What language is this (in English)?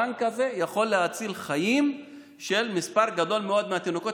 Hebrew